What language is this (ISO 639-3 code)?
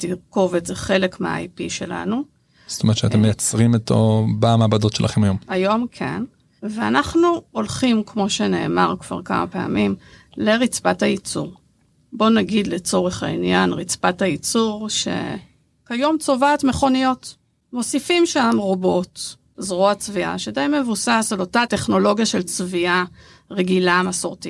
heb